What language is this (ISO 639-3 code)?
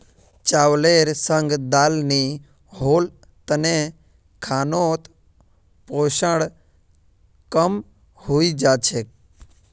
mag